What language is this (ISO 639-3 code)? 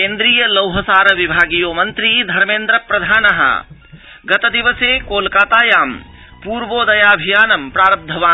san